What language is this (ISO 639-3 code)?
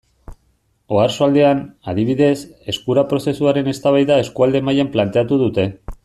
eus